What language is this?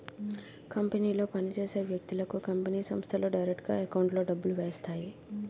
Telugu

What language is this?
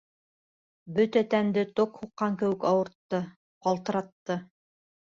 Bashkir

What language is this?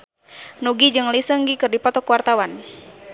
Sundanese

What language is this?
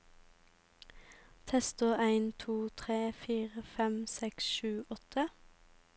Norwegian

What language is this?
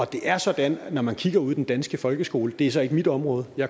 Danish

